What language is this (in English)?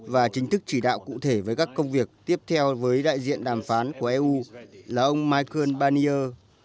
Vietnamese